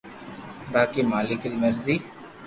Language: Loarki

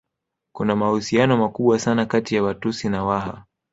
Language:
Swahili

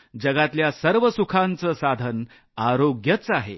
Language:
Marathi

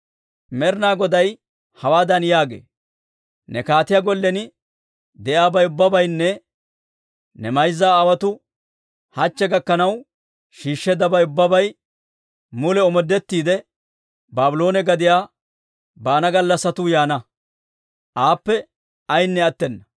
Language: Dawro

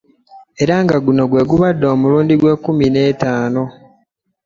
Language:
Ganda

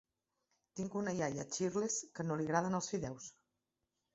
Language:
Catalan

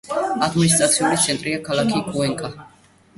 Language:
Georgian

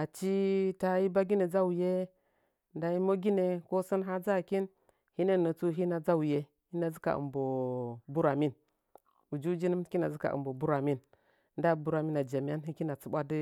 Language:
Nzanyi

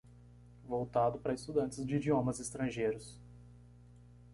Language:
Portuguese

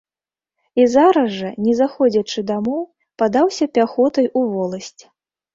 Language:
Belarusian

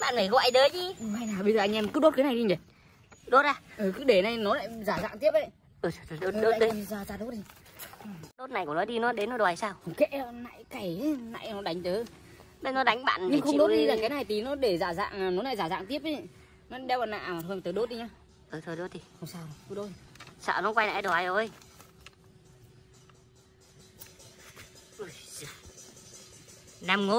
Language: Vietnamese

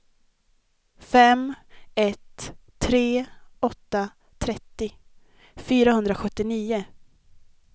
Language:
Swedish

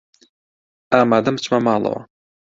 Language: Central Kurdish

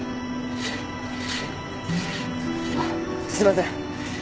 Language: Japanese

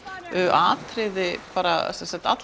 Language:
Icelandic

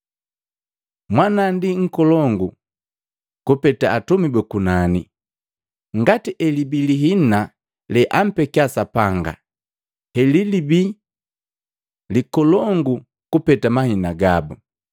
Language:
Matengo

